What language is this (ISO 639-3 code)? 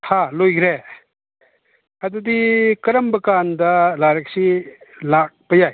mni